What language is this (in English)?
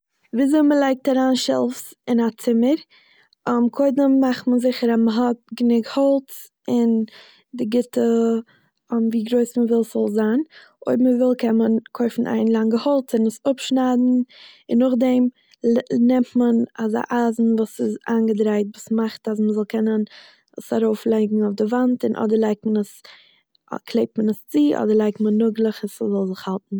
Yiddish